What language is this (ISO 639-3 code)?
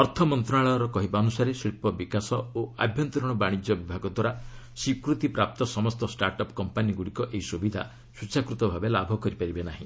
ori